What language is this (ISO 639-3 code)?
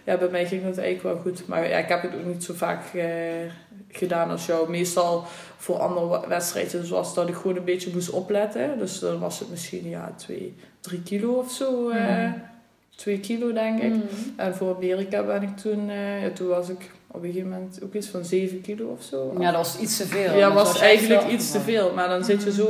nld